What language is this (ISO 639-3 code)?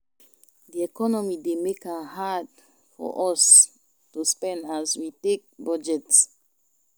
pcm